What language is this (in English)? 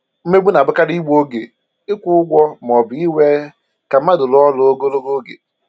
Igbo